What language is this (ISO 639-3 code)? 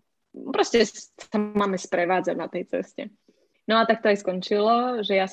ces